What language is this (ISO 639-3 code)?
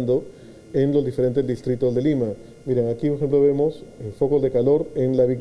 spa